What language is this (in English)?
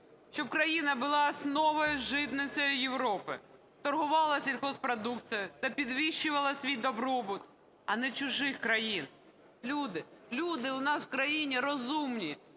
Ukrainian